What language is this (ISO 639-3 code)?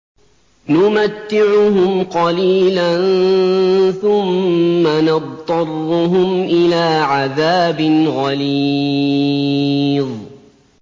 ara